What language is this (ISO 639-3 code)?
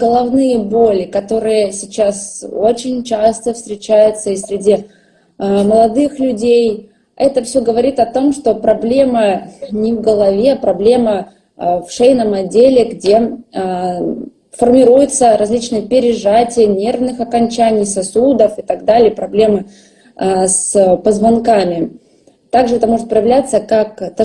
rus